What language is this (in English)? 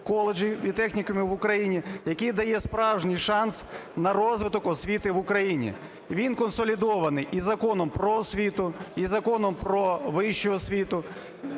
Ukrainian